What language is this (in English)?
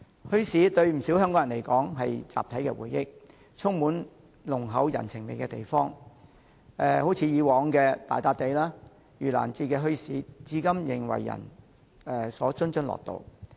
Cantonese